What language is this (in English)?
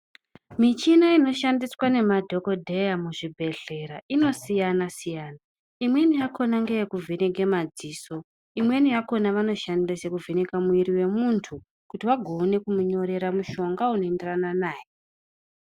Ndau